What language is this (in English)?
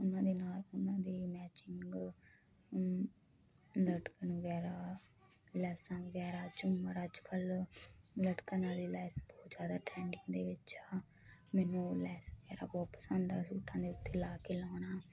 Punjabi